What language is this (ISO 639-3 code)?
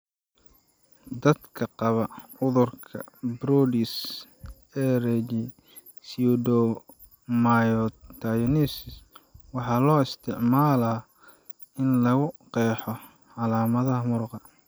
som